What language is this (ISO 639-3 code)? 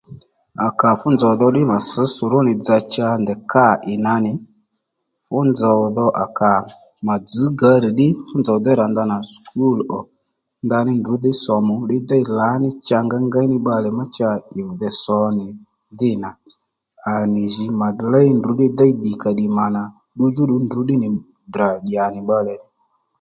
led